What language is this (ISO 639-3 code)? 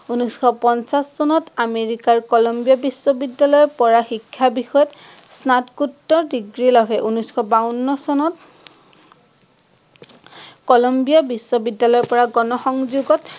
asm